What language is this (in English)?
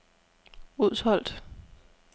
Danish